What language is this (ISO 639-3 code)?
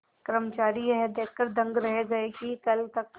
hin